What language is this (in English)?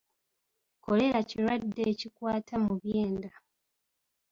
Ganda